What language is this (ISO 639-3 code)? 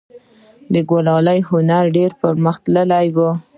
pus